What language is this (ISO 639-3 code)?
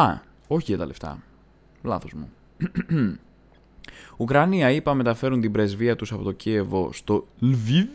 ell